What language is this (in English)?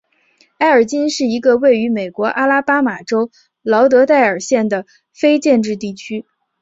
Chinese